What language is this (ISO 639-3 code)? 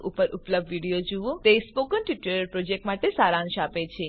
guj